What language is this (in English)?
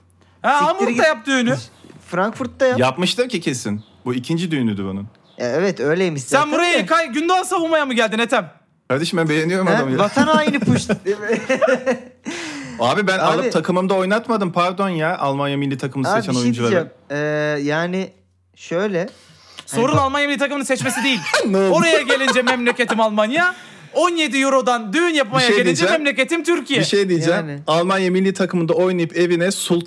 Turkish